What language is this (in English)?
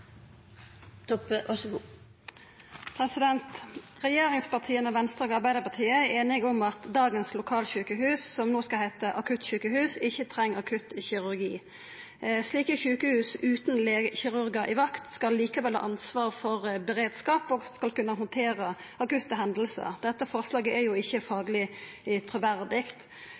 Norwegian Nynorsk